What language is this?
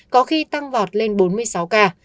Vietnamese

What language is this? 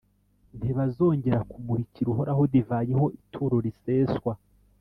Kinyarwanda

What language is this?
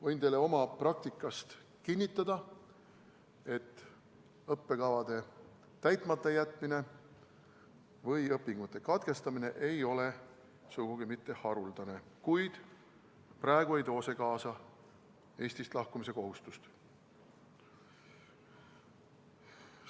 Estonian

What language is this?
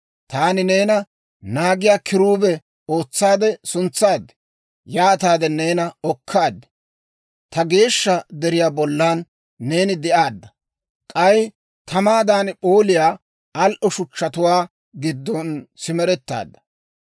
Dawro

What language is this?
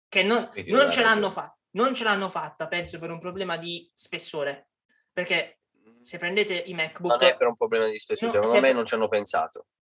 Italian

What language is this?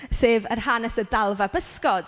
Welsh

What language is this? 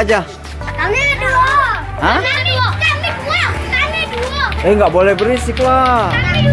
Indonesian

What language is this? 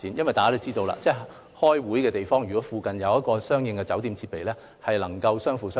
Cantonese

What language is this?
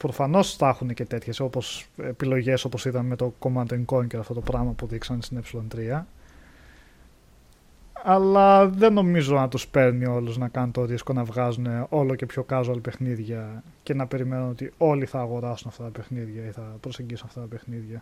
Greek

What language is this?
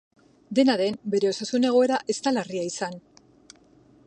Basque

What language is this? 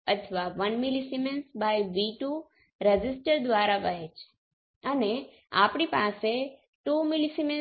Gujarati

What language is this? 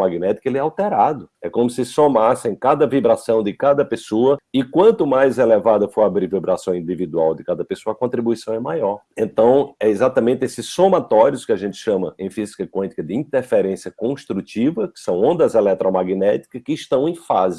Portuguese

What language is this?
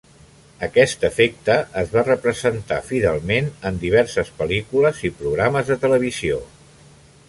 Catalan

